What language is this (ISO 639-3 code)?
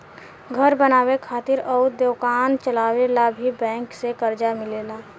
bho